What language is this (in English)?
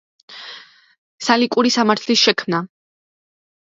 Georgian